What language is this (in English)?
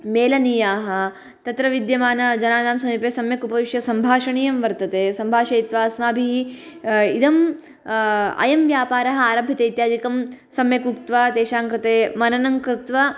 Sanskrit